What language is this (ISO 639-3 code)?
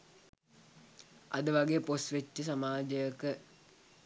sin